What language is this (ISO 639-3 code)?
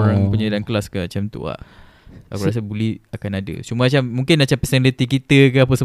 msa